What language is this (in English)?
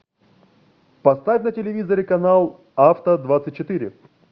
Russian